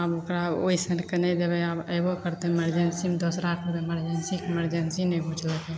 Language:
Maithili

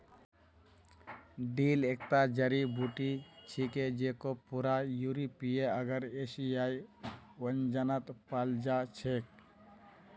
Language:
Magahi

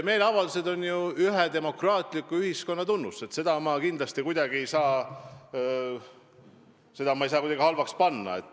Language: Estonian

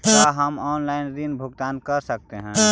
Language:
Magahi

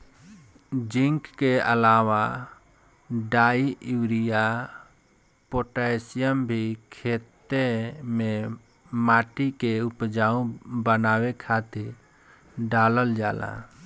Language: Bhojpuri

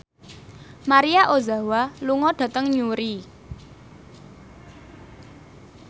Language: Javanese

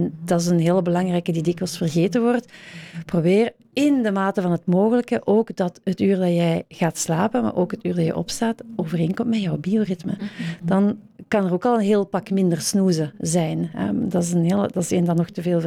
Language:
Dutch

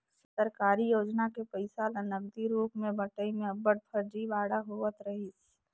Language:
Chhattisgarhi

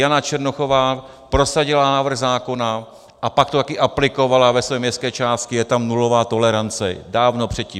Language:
Czech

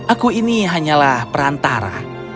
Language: Indonesian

